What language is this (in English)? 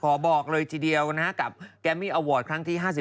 Thai